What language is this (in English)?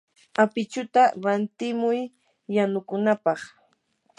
Yanahuanca Pasco Quechua